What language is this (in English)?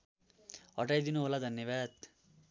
Nepali